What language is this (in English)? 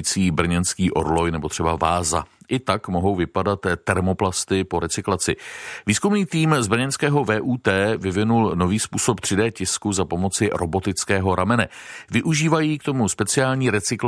Czech